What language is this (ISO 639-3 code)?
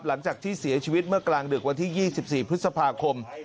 tha